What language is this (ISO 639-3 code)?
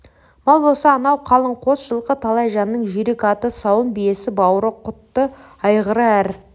kaz